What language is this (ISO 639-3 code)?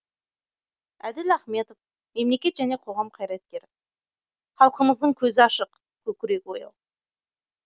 kaz